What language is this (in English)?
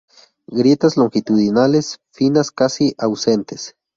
Spanish